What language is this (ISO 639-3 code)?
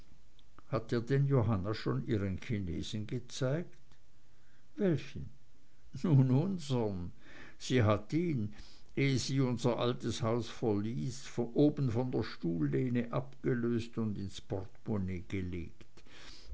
deu